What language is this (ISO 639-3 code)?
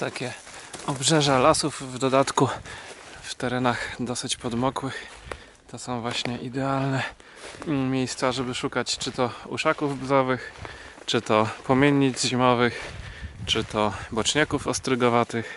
pol